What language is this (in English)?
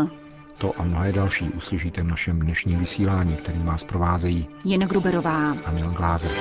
Czech